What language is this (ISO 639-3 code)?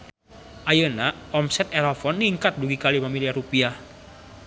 sun